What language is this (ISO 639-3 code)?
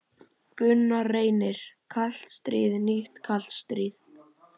isl